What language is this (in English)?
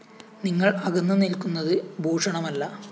Malayalam